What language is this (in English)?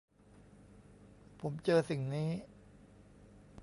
Thai